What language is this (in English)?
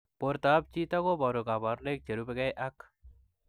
Kalenjin